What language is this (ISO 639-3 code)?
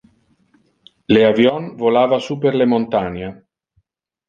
ina